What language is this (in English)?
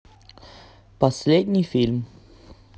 Russian